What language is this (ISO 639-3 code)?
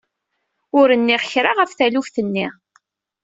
kab